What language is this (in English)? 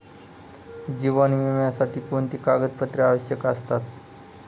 Marathi